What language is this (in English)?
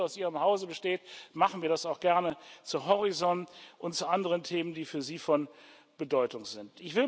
German